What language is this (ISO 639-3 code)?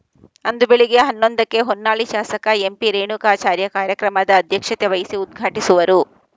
kan